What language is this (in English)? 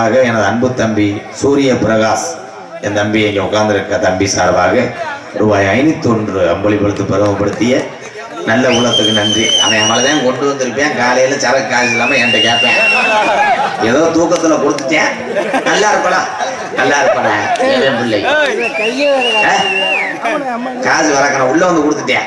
Arabic